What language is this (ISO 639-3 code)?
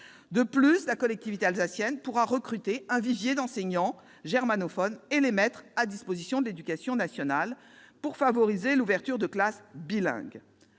fra